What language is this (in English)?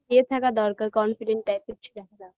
Bangla